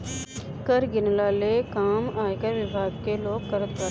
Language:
Bhojpuri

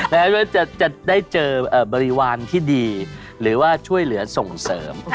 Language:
Thai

